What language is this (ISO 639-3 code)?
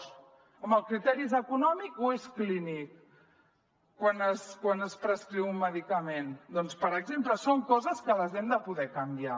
cat